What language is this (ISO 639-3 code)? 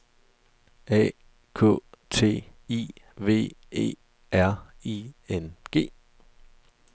dan